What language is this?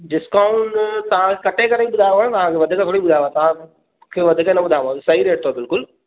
Sindhi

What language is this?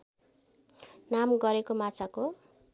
Nepali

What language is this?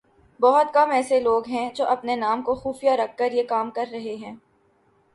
Urdu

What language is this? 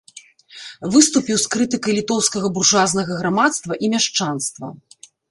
Belarusian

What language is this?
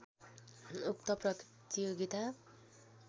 Nepali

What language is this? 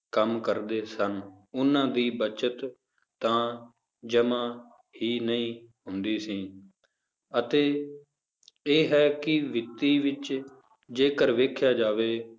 Punjabi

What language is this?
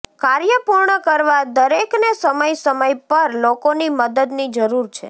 Gujarati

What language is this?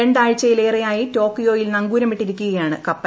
Malayalam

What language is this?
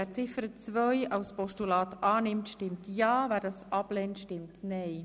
Swiss German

